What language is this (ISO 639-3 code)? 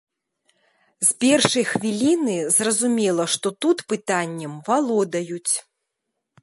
bel